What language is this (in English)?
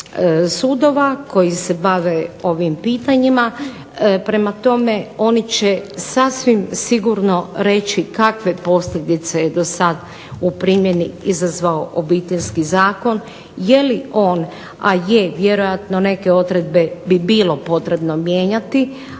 Croatian